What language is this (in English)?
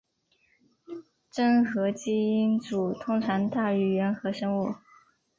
Chinese